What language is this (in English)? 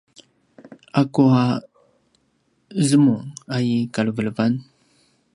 Paiwan